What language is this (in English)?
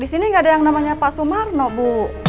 Indonesian